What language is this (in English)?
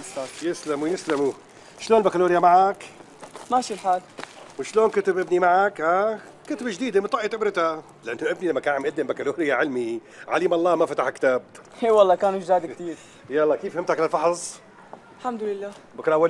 Arabic